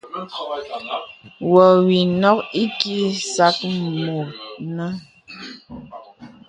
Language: Bebele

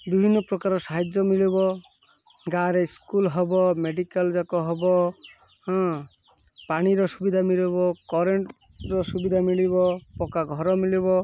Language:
Odia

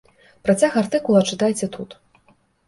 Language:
Belarusian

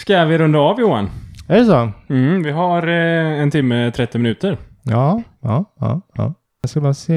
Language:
Swedish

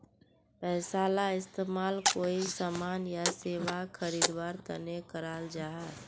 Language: Magahi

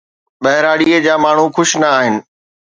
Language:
Sindhi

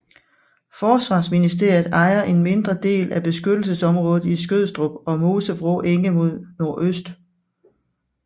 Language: Danish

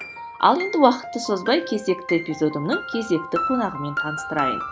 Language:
Kazakh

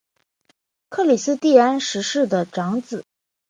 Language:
Chinese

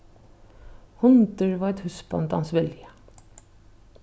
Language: Faroese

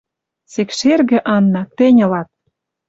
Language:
Western Mari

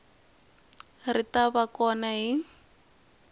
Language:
Tsonga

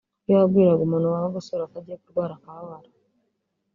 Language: Kinyarwanda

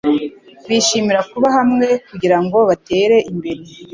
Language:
Kinyarwanda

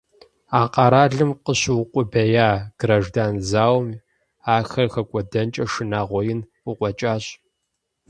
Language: Kabardian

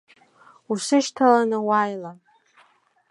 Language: Abkhazian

